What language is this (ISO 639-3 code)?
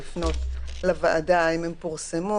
heb